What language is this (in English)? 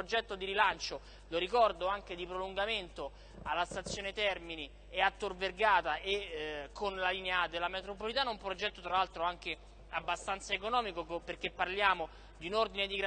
Italian